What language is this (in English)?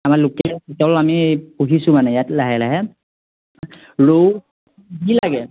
Assamese